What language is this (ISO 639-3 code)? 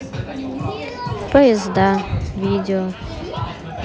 rus